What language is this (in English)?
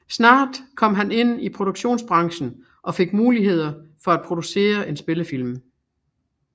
Danish